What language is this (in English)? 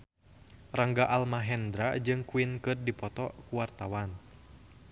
Sundanese